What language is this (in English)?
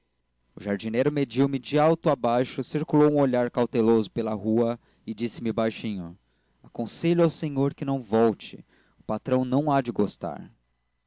Portuguese